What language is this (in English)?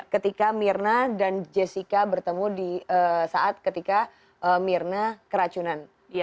Indonesian